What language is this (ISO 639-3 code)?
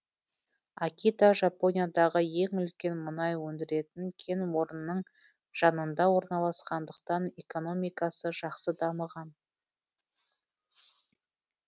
kaz